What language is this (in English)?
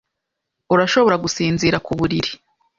Kinyarwanda